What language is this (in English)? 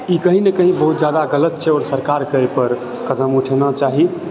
Maithili